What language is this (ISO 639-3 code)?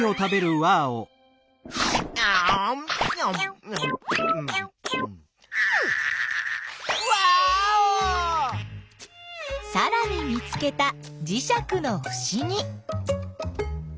jpn